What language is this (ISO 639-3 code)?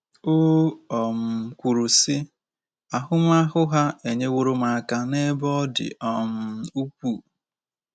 ibo